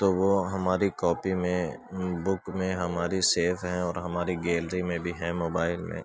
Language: Urdu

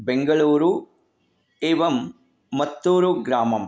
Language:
Sanskrit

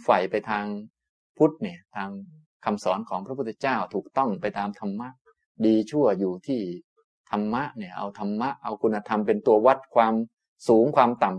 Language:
Thai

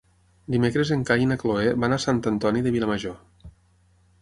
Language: Catalan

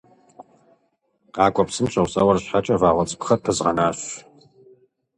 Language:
Kabardian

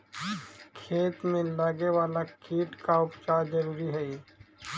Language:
Magahi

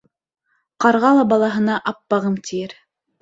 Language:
Bashkir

